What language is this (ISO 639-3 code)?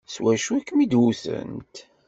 kab